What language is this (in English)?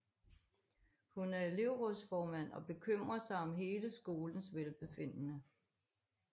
Danish